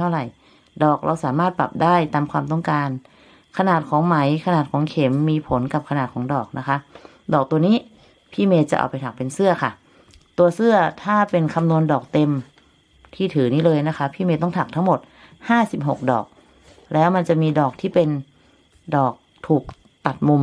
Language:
Thai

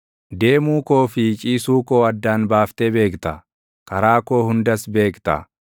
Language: Oromo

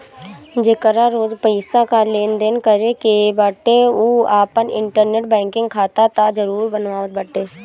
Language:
Bhojpuri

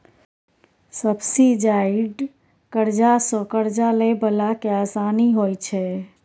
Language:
Maithili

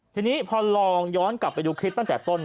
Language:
Thai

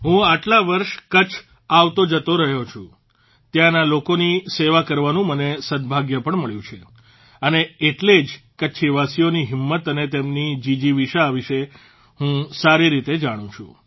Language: Gujarati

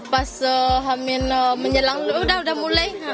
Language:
Indonesian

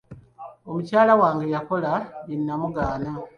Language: Ganda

